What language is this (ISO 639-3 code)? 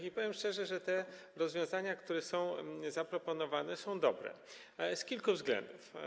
pol